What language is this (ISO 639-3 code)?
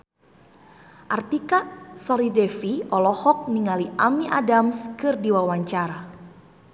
sun